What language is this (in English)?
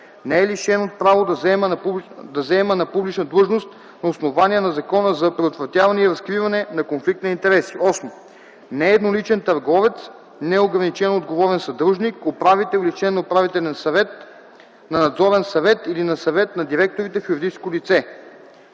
Bulgarian